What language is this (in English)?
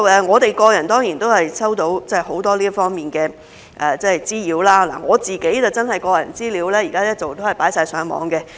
Cantonese